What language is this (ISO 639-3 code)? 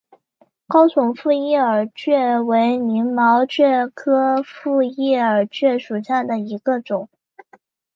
zho